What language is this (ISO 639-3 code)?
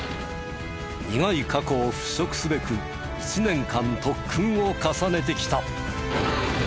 jpn